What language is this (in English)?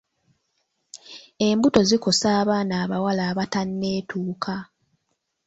Ganda